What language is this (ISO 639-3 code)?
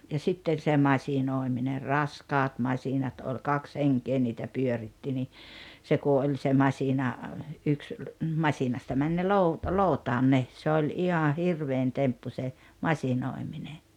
fin